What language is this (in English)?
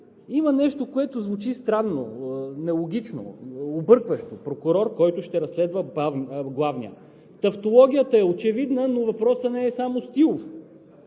Bulgarian